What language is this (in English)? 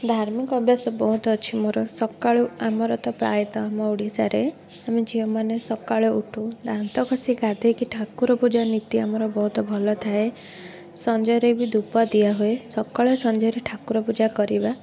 Odia